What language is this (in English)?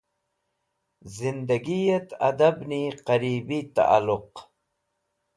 Wakhi